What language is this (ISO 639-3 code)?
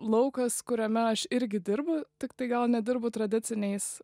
lit